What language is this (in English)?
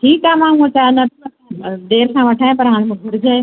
Sindhi